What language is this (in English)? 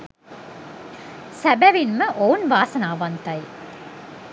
Sinhala